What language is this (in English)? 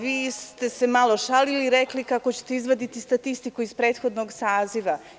Serbian